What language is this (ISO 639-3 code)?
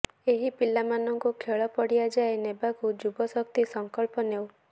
ori